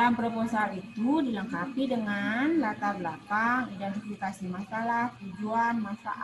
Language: Indonesian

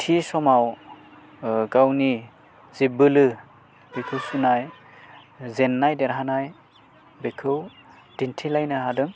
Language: Bodo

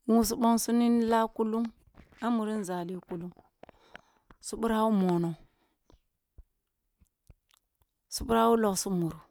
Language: Kulung (Nigeria)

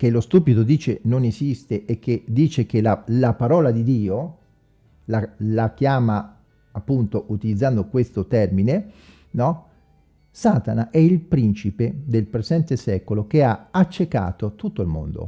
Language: Italian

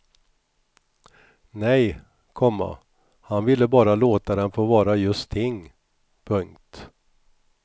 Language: Swedish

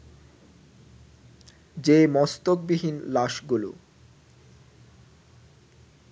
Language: Bangla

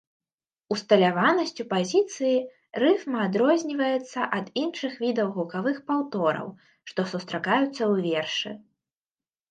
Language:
Belarusian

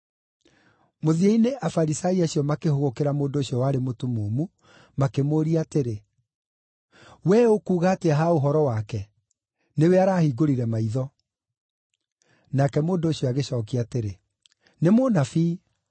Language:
Kikuyu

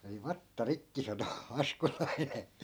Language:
Finnish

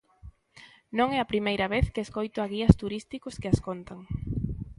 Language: Galician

